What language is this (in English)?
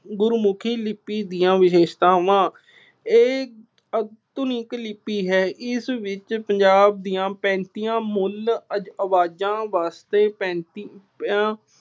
Punjabi